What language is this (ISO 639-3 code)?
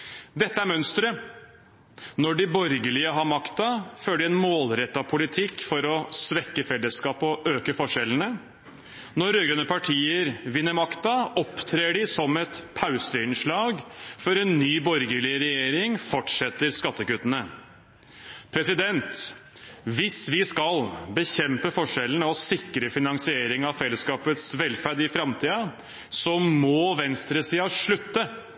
nob